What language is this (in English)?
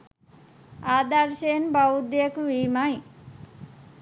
Sinhala